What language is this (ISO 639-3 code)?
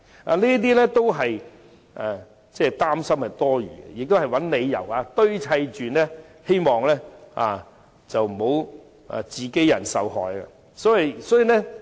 yue